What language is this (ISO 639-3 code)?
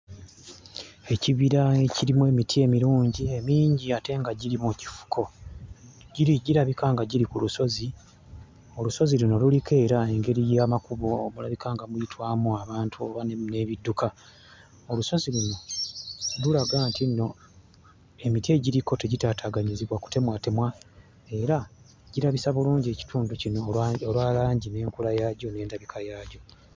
lug